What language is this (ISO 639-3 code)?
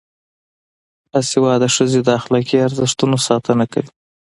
pus